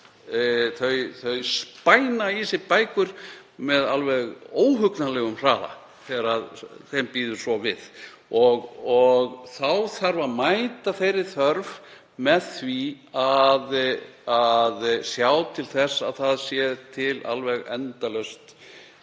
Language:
Icelandic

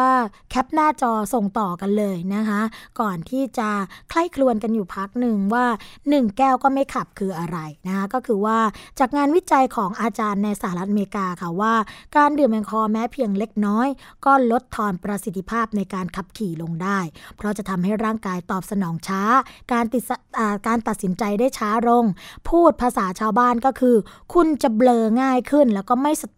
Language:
Thai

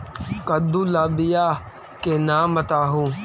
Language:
Magahi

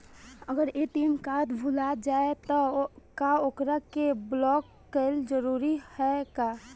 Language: Bhojpuri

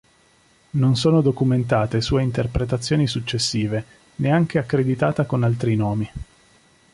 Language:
Italian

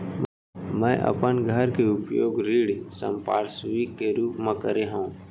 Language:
Chhattisgarhi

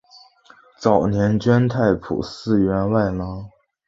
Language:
Chinese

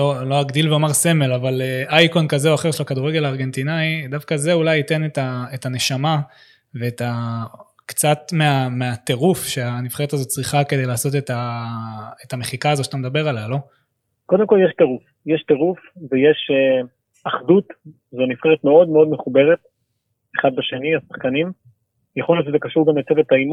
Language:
Hebrew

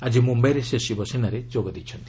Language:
Odia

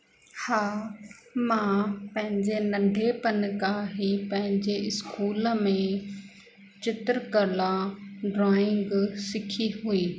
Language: Sindhi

